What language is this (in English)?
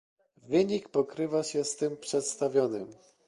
Polish